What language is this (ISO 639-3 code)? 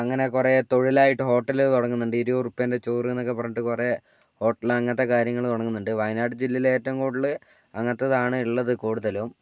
mal